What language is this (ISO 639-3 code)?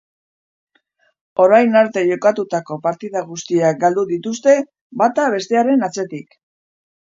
eus